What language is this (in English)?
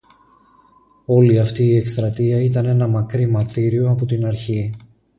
Greek